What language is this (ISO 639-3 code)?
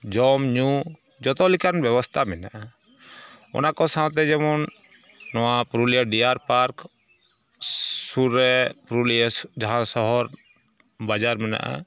sat